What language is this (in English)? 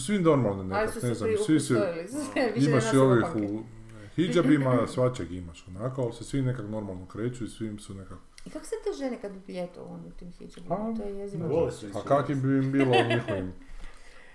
Croatian